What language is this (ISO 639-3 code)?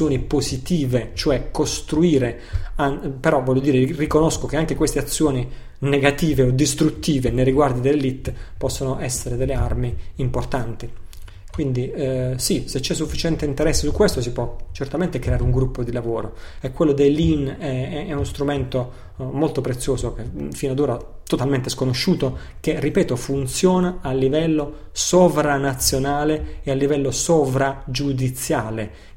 ita